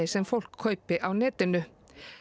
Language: Icelandic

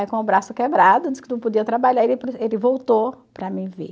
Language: Portuguese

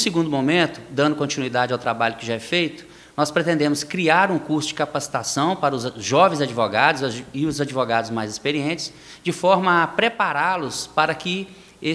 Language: Portuguese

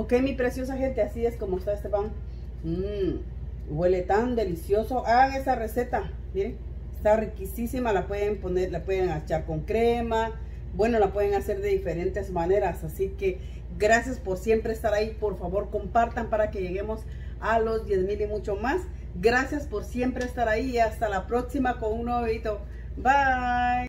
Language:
Spanish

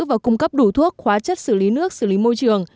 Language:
Vietnamese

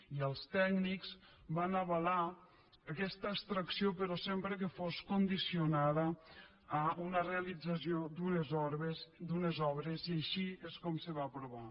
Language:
Catalan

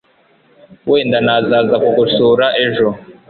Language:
Kinyarwanda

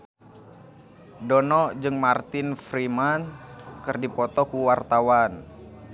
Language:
Sundanese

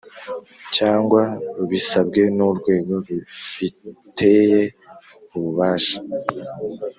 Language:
Kinyarwanda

